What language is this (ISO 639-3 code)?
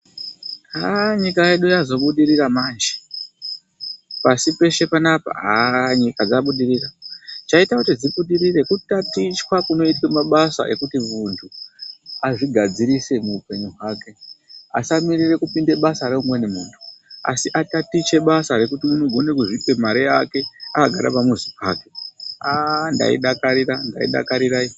ndc